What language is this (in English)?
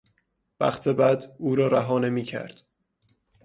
Persian